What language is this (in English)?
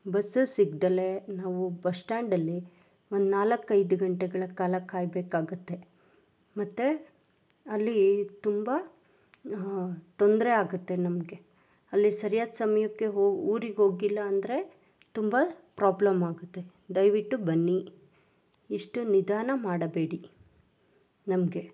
Kannada